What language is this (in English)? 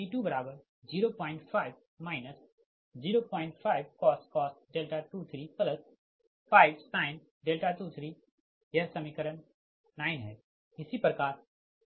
Hindi